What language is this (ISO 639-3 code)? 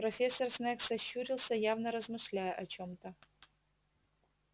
rus